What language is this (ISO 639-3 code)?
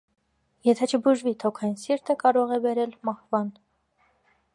hye